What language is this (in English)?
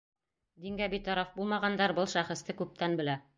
Bashkir